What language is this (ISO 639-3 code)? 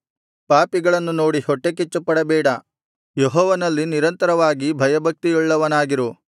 kan